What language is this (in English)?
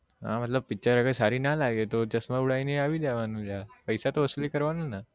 Gujarati